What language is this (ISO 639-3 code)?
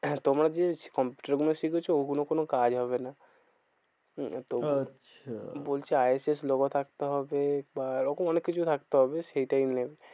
ben